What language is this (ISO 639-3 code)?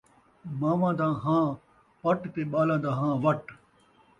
skr